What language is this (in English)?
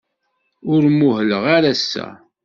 Kabyle